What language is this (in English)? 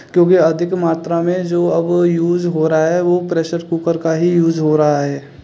Hindi